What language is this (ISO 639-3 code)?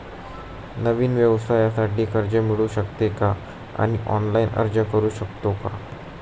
mar